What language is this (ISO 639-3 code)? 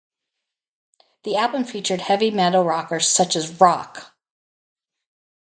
eng